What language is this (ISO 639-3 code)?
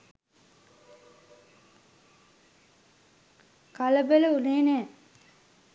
sin